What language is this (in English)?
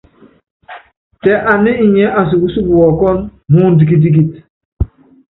Yangben